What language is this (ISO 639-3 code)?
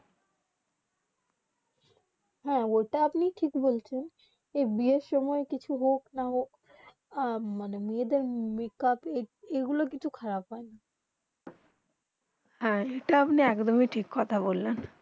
ben